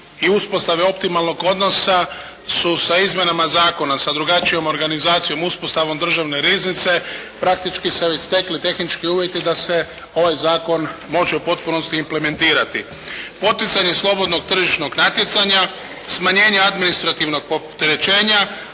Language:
Croatian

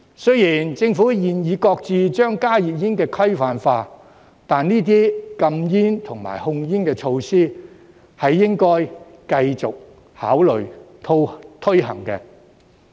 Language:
Cantonese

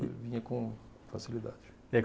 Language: Portuguese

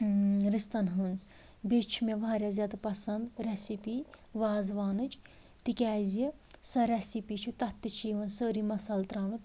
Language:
Kashmiri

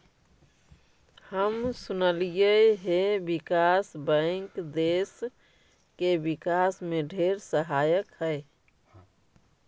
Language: Magahi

